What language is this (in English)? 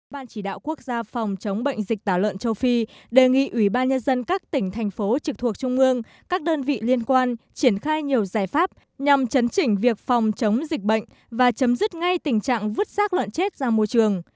Vietnamese